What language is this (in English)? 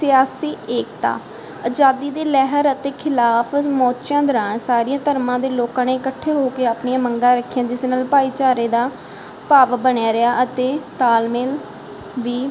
Punjabi